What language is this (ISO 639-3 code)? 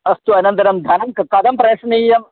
san